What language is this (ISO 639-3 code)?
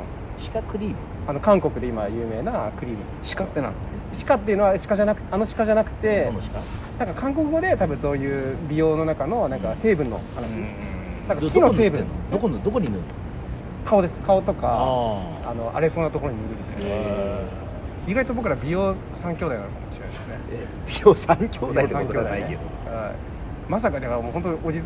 jpn